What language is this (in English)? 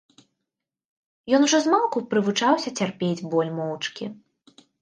Belarusian